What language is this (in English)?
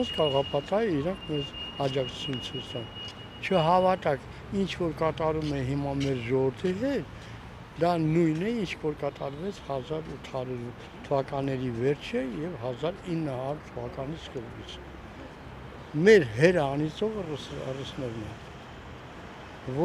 Turkish